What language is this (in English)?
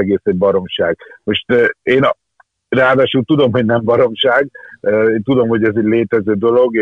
Hungarian